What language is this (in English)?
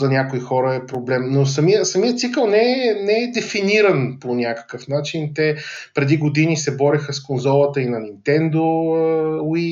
Bulgarian